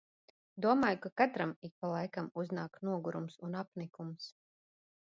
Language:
Latvian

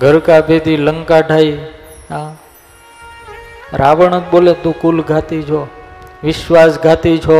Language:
Gujarati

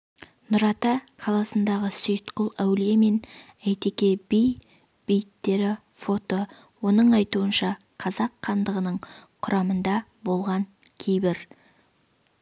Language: Kazakh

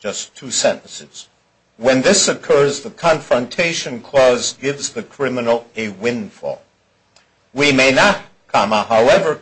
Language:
English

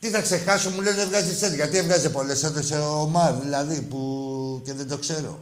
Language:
Greek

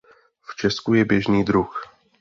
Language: Czech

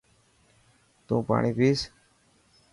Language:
Dhatki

